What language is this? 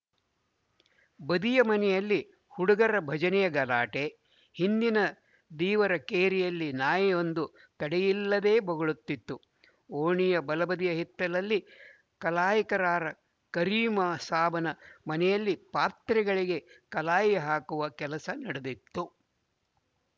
Kannada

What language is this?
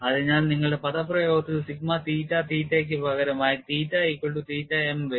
Malayalam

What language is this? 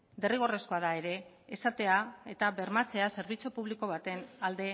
Basque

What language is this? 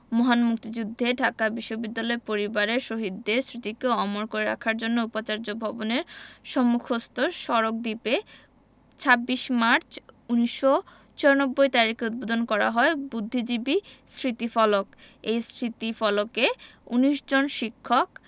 Bangla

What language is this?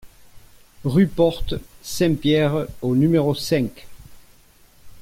French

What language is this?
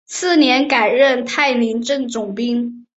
Chinese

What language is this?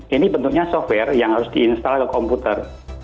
Indonesian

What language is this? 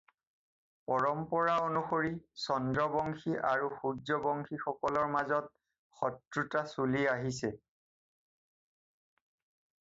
Assamese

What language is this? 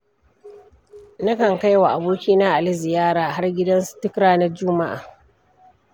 Hausa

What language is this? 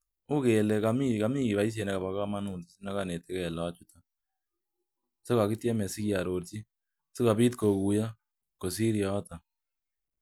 Kalenjin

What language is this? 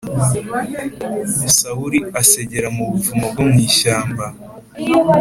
Kinyarwanda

